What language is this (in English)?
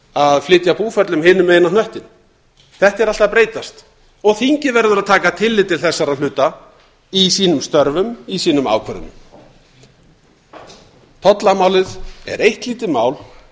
Icelandic